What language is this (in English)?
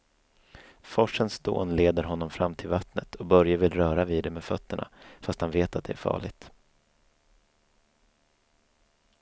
Swedish